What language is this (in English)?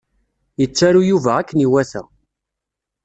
Kabyle